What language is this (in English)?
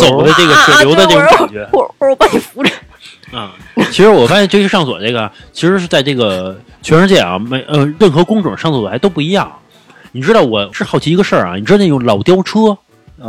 Chinese